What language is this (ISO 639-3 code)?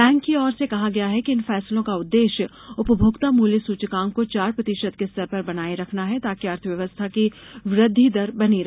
hin